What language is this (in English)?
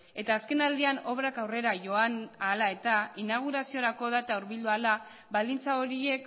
Basque